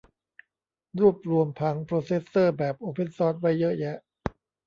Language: Thai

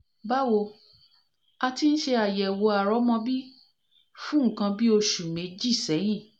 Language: Yoruba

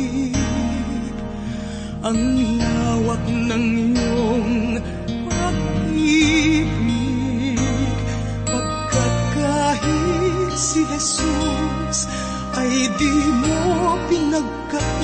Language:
Filipino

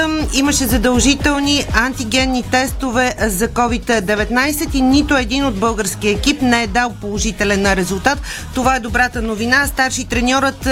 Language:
Bulgarian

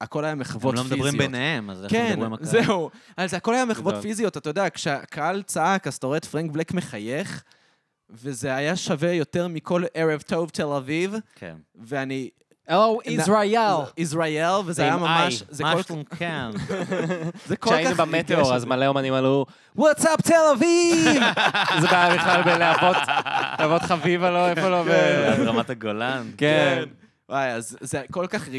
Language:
Hebrew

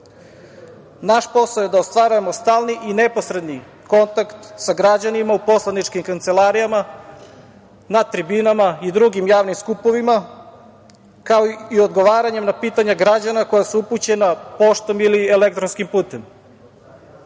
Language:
Serbian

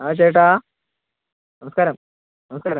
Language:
Malayalam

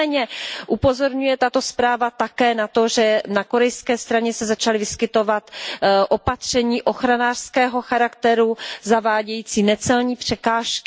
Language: Czech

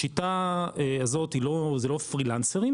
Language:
Hebrew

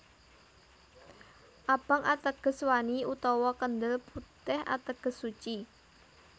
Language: Javanese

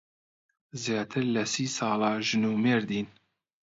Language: Central Kurdish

